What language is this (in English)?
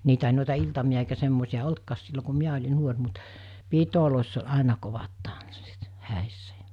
Finnish